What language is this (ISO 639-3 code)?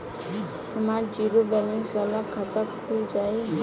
bho